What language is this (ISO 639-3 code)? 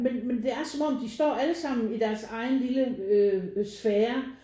dan